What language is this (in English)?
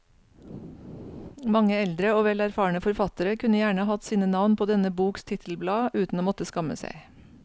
Norwegian